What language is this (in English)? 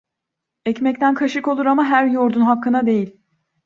Turkish